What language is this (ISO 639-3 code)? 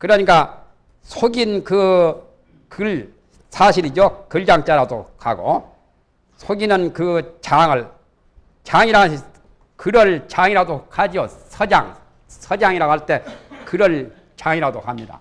kor